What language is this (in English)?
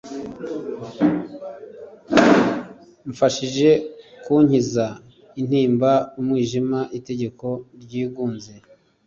Kinyarwanda